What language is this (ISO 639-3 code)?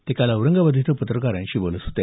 mar